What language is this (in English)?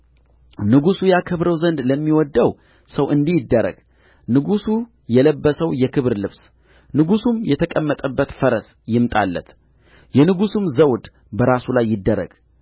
Amharic